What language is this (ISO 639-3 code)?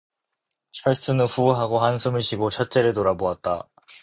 kor